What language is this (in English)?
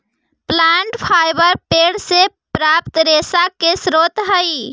Magahi